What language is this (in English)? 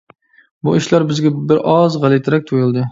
Uyghur